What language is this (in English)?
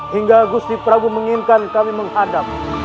Indonesian